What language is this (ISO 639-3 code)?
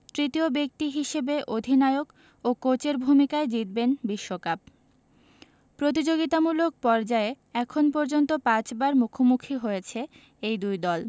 ben